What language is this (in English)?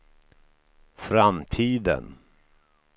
Swedish